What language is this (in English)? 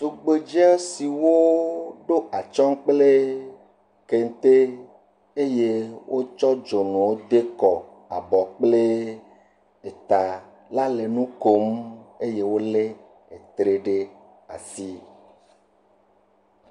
Ewe